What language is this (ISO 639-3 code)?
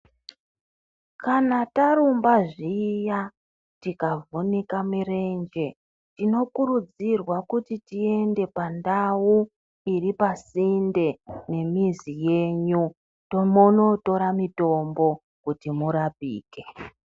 ndc